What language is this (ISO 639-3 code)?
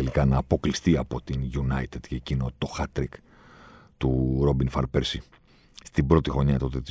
ell